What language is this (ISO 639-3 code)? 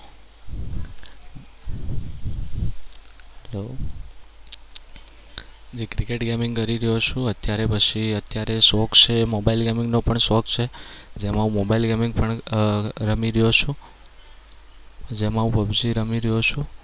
guj